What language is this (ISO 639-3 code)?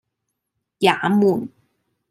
yue